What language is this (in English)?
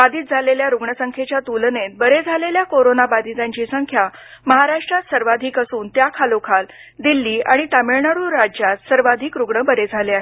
Marathi